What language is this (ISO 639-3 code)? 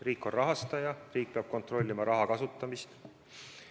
est